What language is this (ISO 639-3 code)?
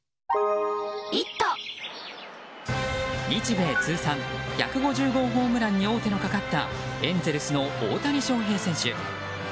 jpn